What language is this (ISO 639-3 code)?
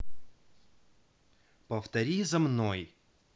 rus